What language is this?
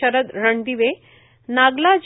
Marathi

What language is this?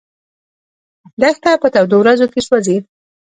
Pashto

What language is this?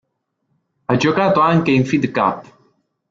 Italian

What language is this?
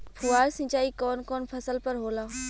Bhojpuri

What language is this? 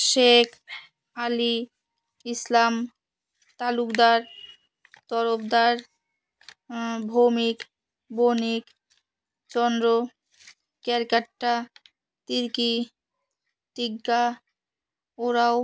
Bangla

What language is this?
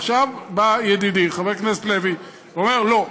Hebrew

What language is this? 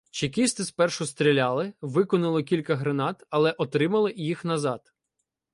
Ukrainian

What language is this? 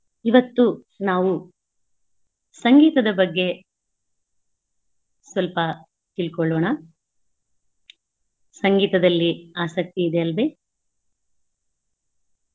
Kannada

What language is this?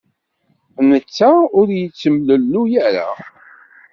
Kabyle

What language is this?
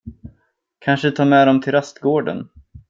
Swedish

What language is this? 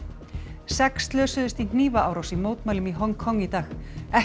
Icelandic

